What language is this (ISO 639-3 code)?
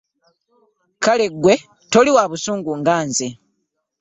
lug